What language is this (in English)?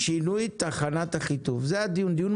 Hebrew